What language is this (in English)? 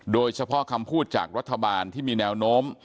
Thai